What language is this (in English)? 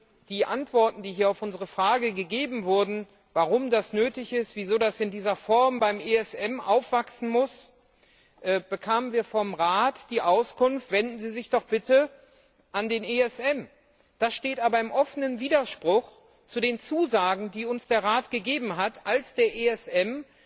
German